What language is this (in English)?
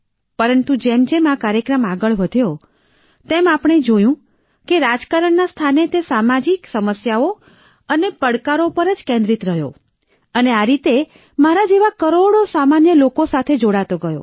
Gujarati